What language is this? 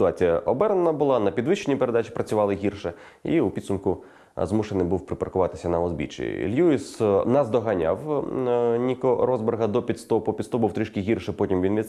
Ukrainian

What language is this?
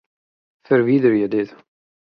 Western Frisian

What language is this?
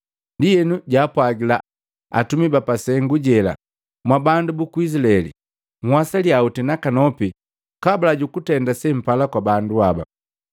Matengo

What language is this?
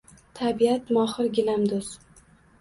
Uzbek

